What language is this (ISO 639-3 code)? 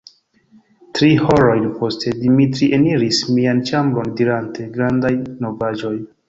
epo